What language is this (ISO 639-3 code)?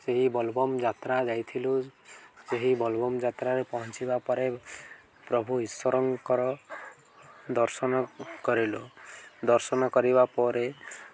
ori